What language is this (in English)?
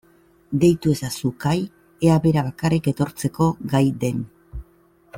Basque